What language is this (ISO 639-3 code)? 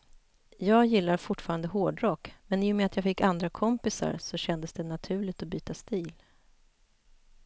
swe